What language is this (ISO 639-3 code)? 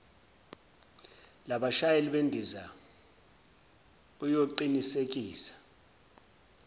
zul